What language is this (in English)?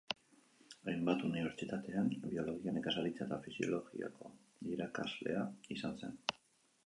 Basque